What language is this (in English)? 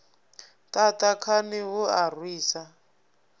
Venda